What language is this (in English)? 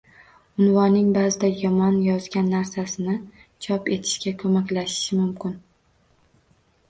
Uzbek